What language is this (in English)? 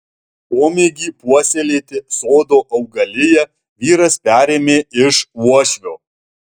Lithuanian